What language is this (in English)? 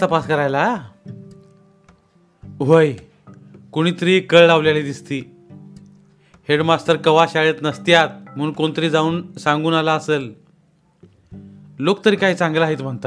Marathi